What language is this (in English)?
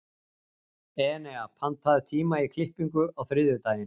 Icelandic